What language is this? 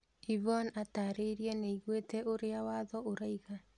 Kikuyu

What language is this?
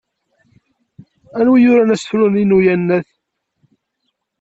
Kabyle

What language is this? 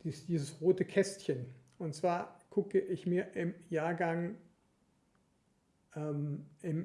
German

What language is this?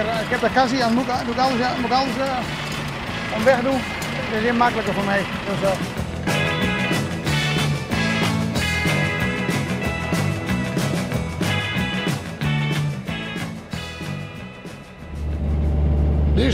Dutch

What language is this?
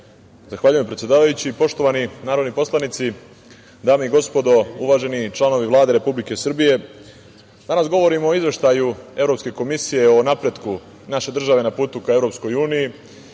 Serbian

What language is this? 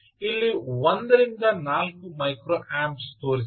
Kannada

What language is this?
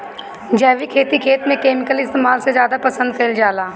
Bhojpuri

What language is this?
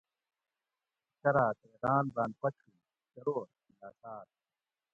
Gawri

